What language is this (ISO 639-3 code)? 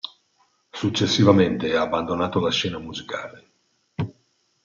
ita